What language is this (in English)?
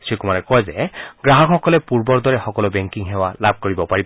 Assamese